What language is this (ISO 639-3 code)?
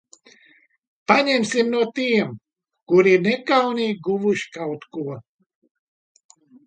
lav